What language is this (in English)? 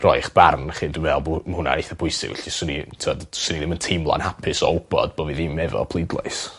Welsh